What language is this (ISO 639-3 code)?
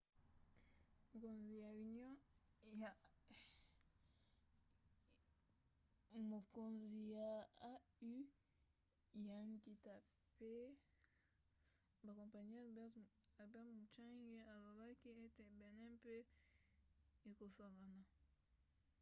lin